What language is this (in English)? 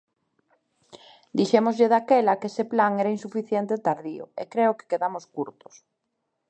Galician